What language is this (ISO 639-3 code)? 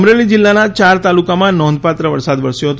guj